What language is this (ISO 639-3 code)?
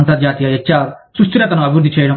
tel